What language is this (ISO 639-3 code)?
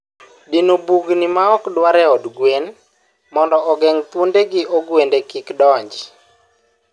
luo